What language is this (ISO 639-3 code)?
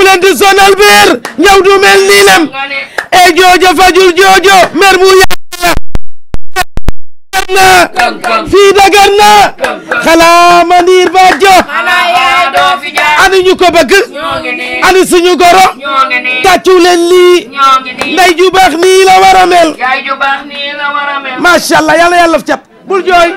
eng